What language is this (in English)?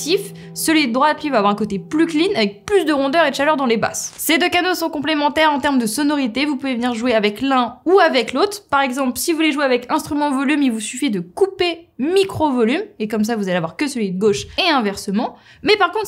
French